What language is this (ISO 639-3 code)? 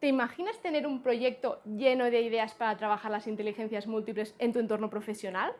spa